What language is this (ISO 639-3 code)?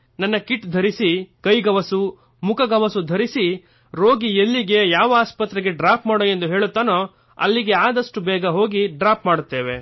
kan